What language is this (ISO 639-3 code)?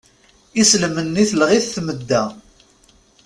kab